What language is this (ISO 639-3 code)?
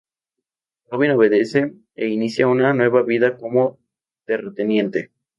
spa